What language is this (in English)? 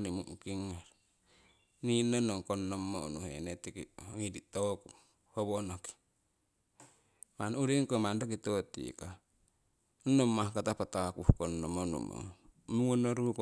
Siwai